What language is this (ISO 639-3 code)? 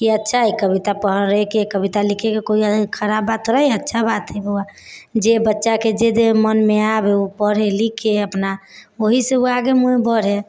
mai